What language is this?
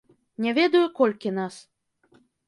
Belarusian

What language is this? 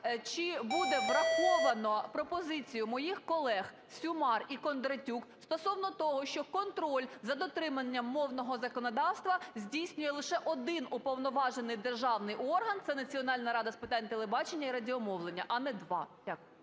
Ukrainian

